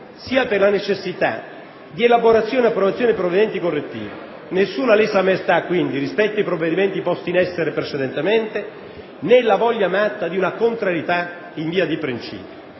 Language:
Italian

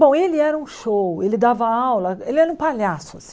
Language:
Portuguese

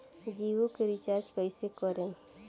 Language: Bhojpuri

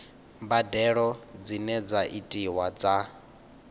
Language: Venda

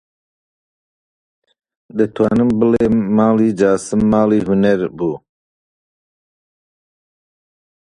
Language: Central Kurdish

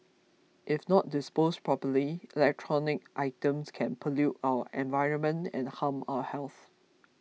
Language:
English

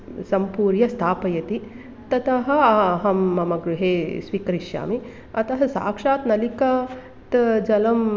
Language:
Sanskrit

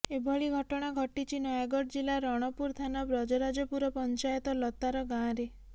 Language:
Odia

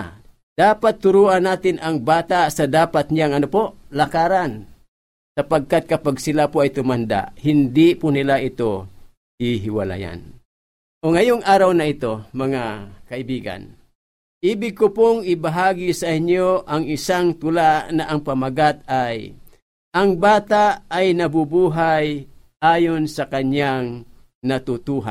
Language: Filipino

